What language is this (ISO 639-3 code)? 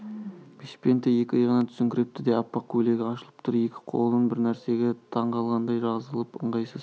kaz